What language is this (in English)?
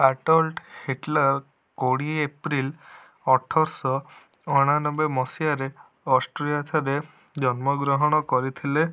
Odia